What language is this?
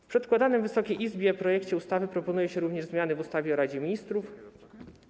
Polish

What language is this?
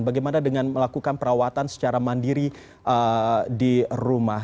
Indonesian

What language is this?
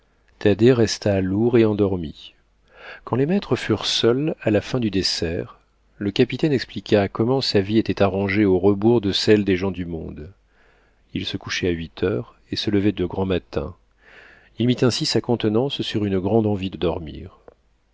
French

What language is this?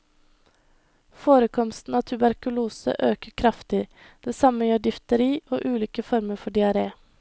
Norwegian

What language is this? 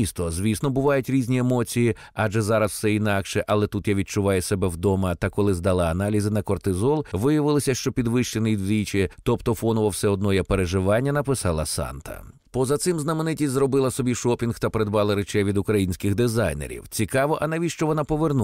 Ukrainian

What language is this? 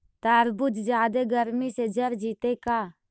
Magahi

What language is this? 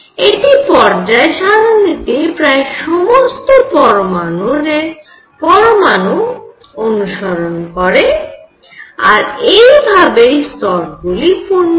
Bangla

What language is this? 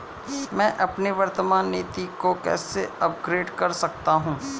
Hindi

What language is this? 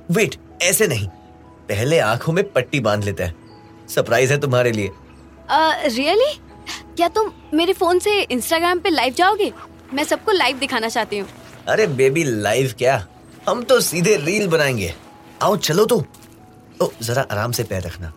Hindi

